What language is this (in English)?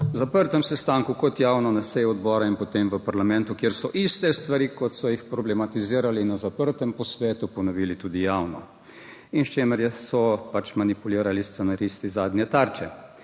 Slovenian